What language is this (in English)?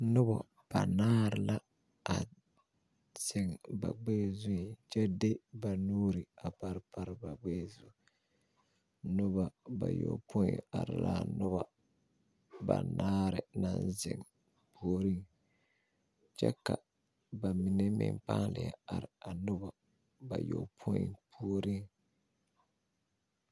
Southern Dagaare